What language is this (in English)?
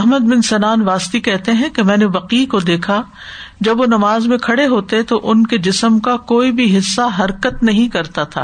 Urdu